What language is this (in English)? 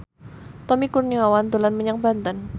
Javanese